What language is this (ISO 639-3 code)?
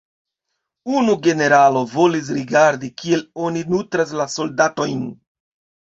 epo